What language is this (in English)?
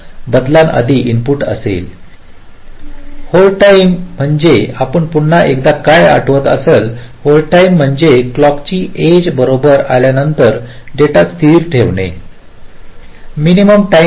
Marathi